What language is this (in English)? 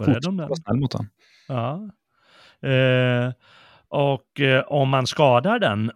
Swedish